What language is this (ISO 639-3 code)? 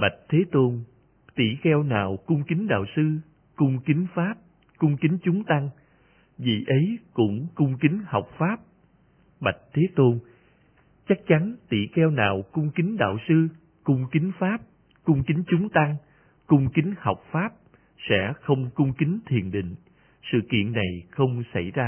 vie